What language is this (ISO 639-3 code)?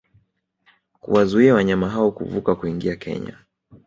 swa